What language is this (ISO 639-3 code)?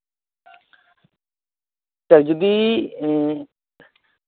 sat